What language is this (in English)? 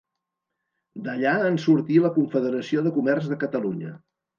Catalan